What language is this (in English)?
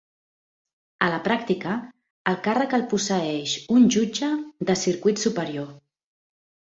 Catalan